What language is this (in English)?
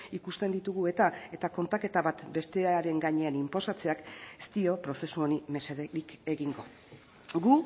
Basque